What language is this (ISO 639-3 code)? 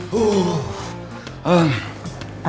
ind